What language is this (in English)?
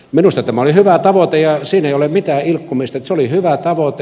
Finnish